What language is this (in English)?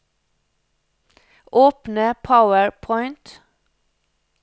Norwegian